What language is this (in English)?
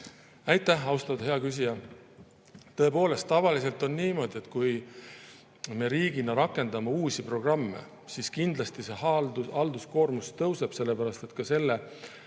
Estonian